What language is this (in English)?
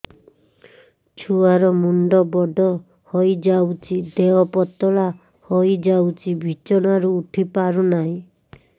Odia